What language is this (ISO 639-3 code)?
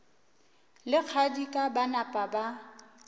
nso